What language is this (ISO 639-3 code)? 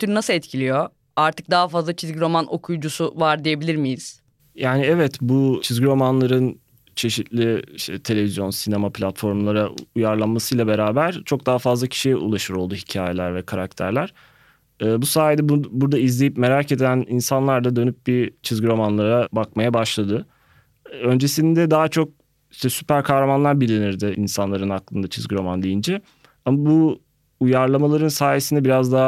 tur